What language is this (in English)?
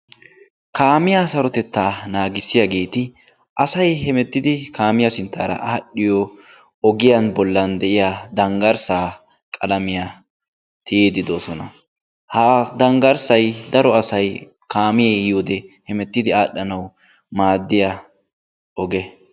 Wolaytta